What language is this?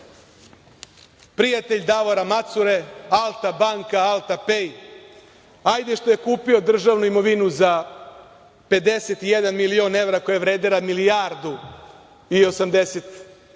Serbian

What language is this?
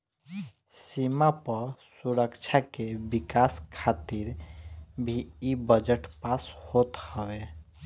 Bhojpuri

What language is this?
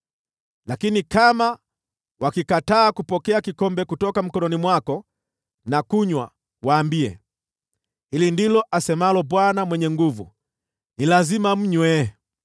Swahili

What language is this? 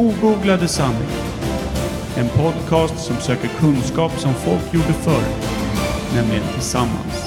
Swedish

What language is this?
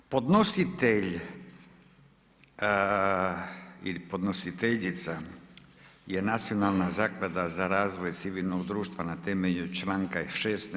Croatian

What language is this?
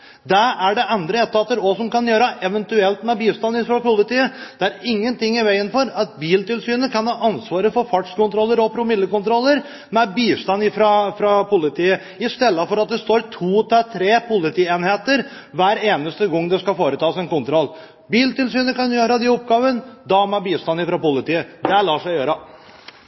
Norwegian Bokmål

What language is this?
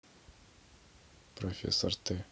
Russian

